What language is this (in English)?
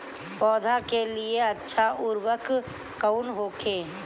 Bhojpuri